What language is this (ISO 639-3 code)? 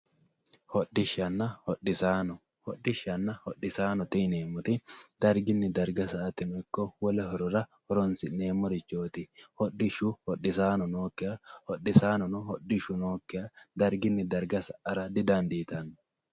sid